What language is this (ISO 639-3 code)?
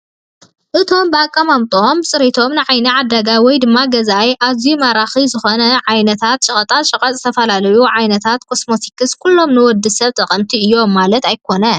tir